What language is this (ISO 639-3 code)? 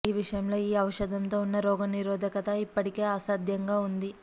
tel